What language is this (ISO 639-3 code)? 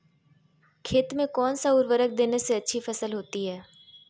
mag